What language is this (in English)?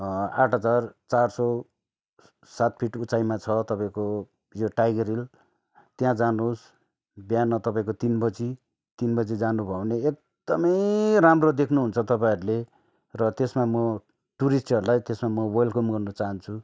Nepali